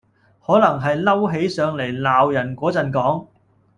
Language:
Cantonese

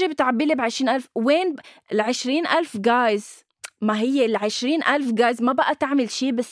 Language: Arabic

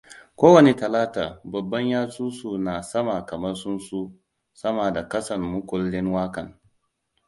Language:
Hausa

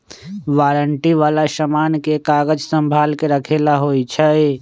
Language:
Magahi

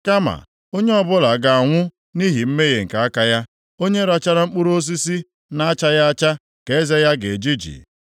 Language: Igbo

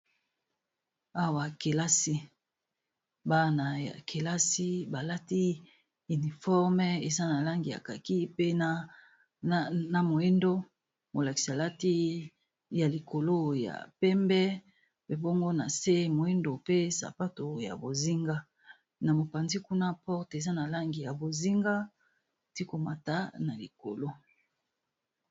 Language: Lingala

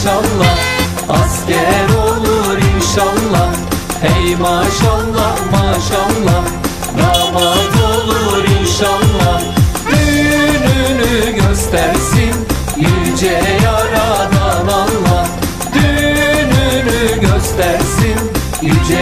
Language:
Turkish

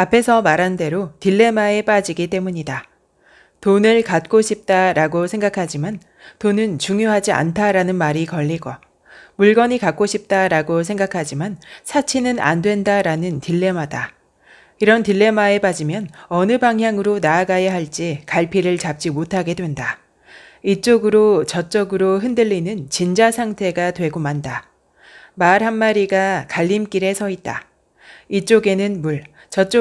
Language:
Korean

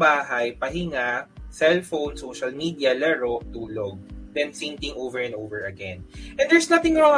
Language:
Filipino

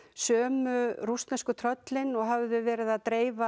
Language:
Icelandic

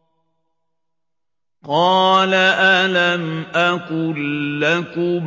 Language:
Arabic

